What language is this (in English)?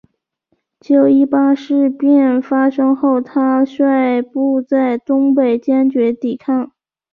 Chinese